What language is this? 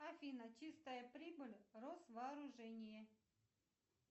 Russian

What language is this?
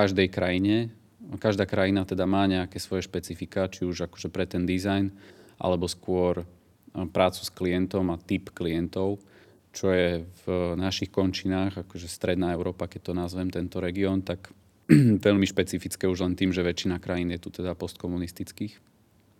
Slovak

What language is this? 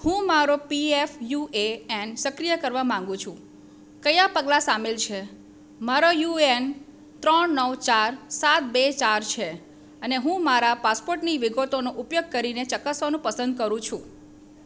Gujarati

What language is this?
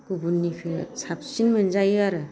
Bodo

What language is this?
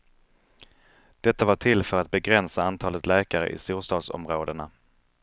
Swedish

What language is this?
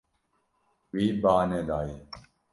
Kurdish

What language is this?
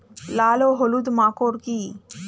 Bangla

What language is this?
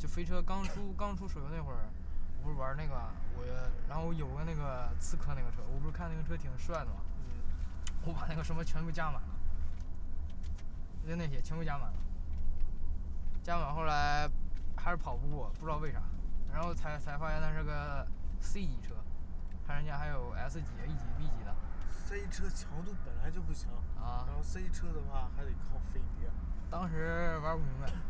Chinese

